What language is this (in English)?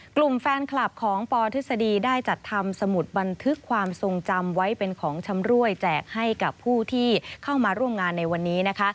Thai